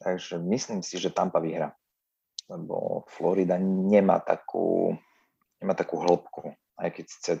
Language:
Slovak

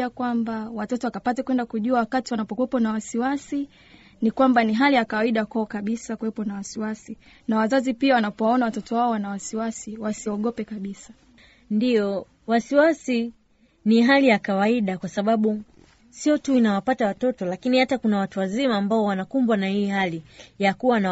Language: Swahili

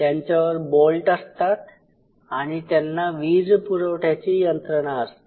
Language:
Marathi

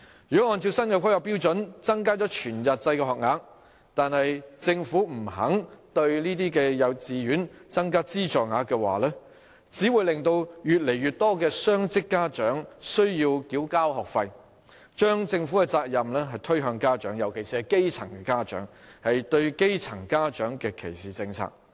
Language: Cantonese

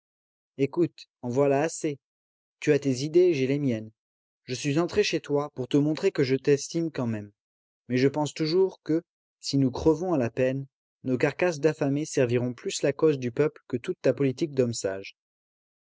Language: French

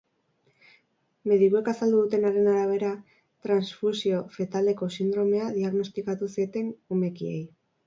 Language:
Basque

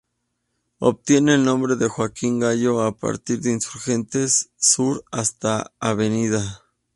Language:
Spanish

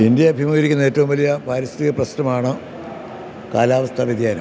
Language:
Malayalam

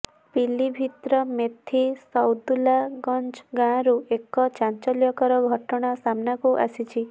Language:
Odia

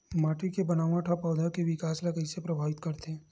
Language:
Chhattisgarhi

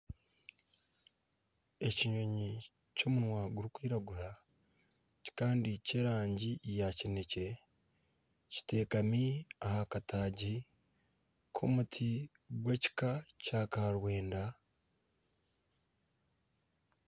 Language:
Nyankole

